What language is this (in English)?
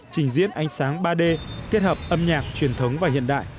Vietnamese